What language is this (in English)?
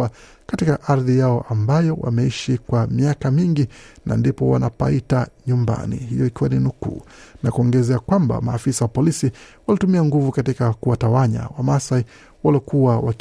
Swahili